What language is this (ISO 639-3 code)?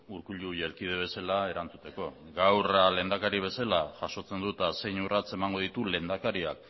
eus